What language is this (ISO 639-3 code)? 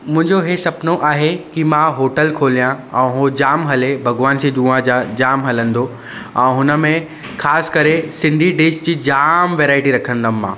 snd